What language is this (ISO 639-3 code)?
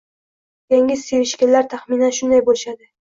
uzb